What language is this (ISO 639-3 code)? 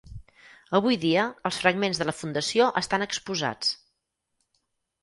cat